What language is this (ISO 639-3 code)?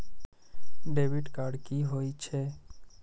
mai